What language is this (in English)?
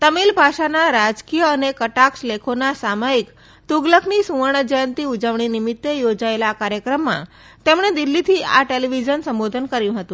Gujarati